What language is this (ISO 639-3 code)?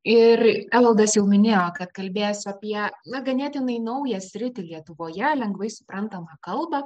lit